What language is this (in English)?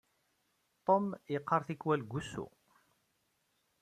Kabyle